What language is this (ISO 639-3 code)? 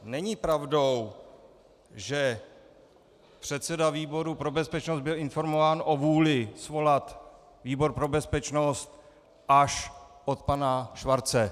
ces